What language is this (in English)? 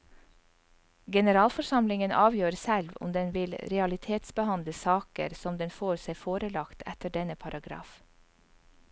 Norwegian